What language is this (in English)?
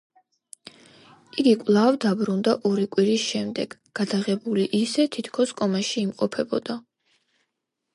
Georgian